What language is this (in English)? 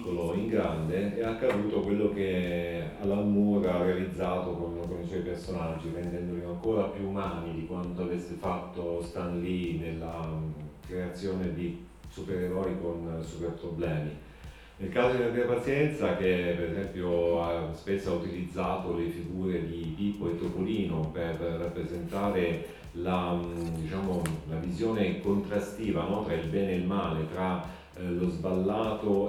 Italian